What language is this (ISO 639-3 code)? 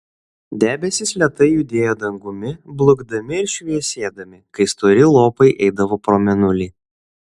lit